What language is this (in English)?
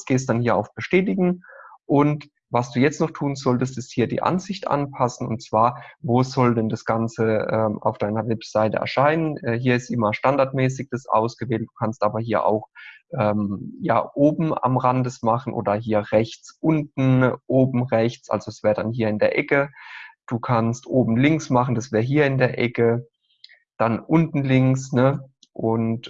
German